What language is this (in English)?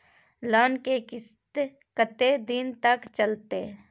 Maithili